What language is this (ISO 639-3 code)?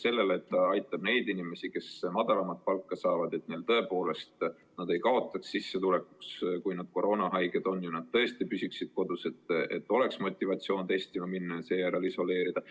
est